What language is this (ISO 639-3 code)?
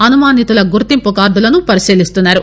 tel